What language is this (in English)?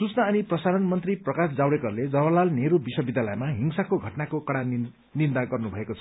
Nepali